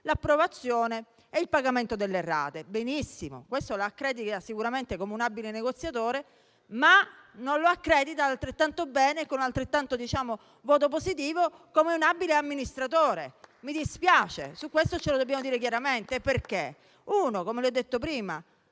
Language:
Italian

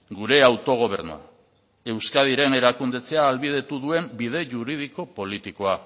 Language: Basque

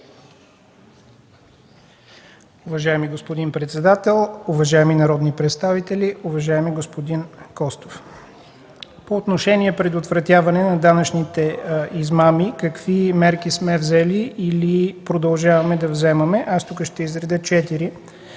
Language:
Bulgarian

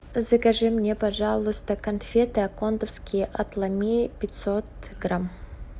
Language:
Russian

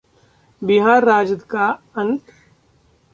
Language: Hindi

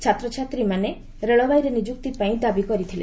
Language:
Odia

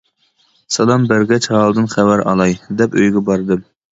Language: Uyghur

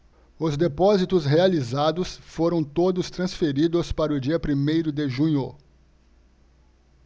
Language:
Portuguese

